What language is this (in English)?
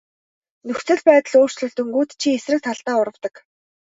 Mongolian